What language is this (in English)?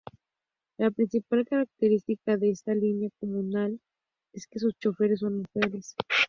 Spanish